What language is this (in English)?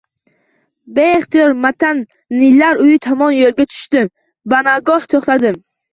Uzbek